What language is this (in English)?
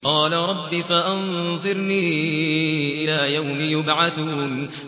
Arabic